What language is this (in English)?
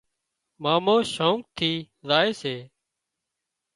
Wadiyara Koli